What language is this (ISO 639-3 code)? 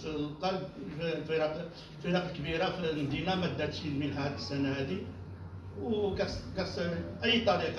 ara